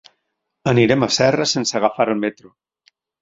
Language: Catalan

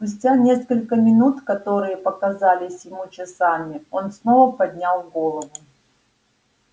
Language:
Russian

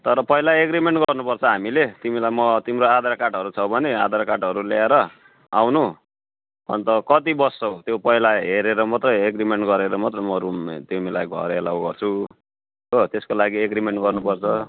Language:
Nepali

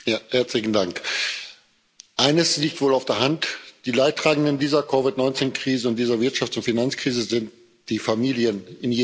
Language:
German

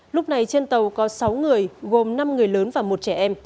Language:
Vietnamese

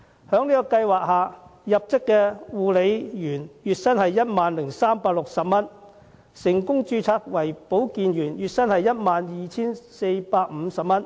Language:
Cantonese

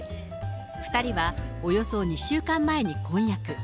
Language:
Japanese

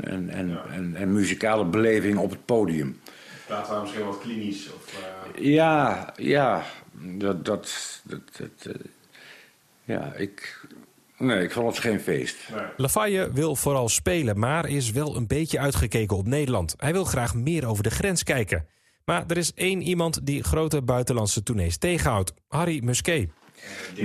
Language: Dutch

